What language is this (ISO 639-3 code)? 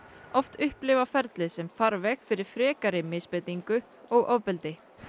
isl